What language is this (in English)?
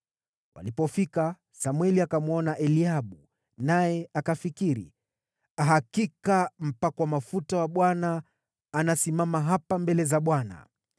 Swahili